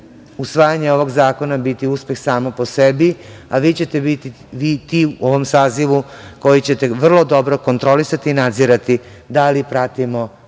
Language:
Serbian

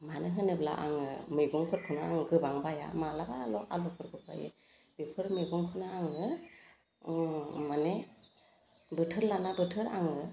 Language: Bodo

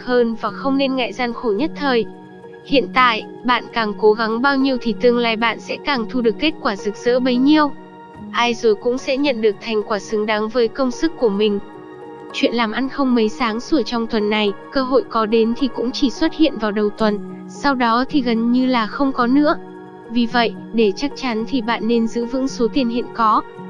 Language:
Vietnamese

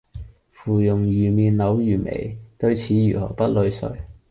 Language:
Cantonese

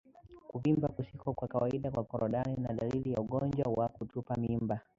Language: Swahili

